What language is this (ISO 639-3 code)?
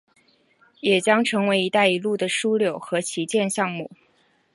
zho